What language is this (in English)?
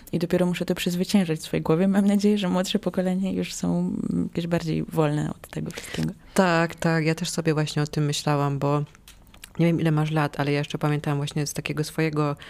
Polish